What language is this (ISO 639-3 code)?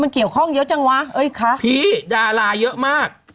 tha